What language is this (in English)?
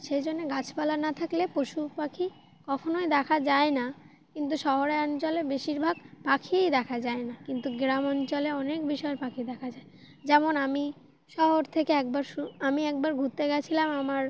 Bangla